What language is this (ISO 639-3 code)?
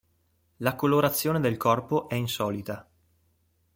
ita